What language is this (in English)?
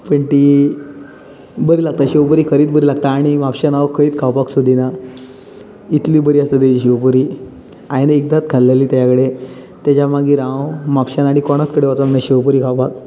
Konkani